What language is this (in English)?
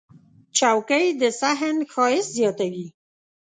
Pashto